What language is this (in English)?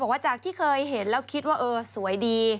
Thai